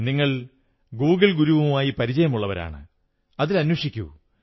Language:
Malayalam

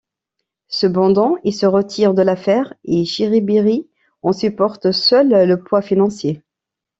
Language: French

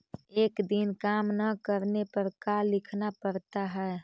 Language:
Magahi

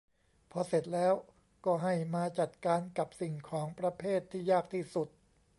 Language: Thai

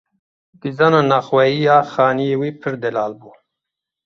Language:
Kurdish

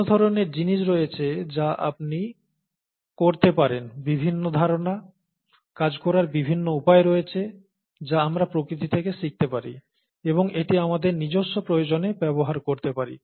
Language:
Bangla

